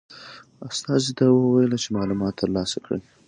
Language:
Pashto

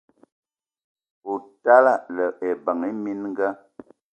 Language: Eton (Cameroon)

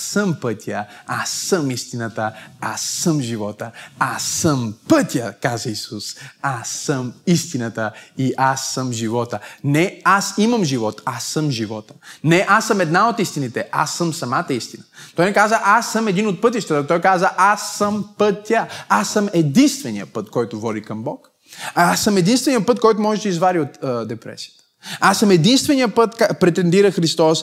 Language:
Bulgarian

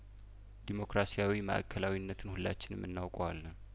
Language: Amharic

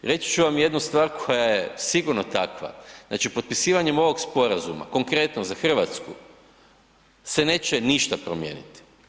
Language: Croatian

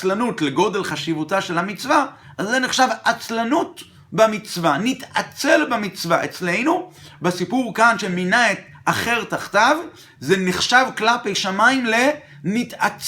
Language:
Hebrew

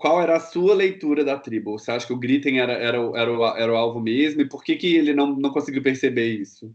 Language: Portuguese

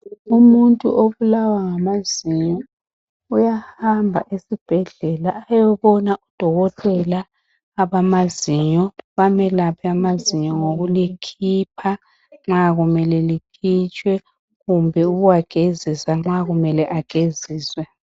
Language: North Ndebele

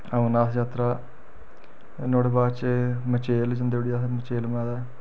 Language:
Dogri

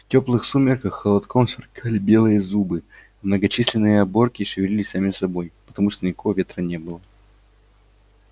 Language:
Russian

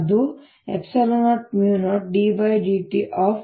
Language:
Kannada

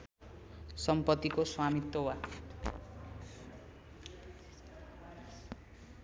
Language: Nepali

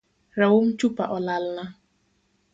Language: Luo (Kenya and Tanzania)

